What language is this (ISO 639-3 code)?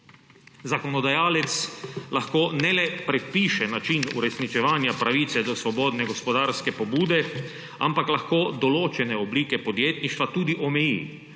slv